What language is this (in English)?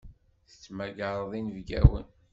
Kabyle